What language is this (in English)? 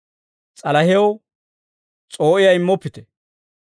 Dawro